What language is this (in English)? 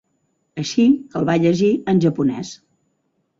Catalan